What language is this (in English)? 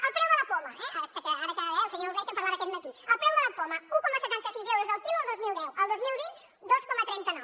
Catalan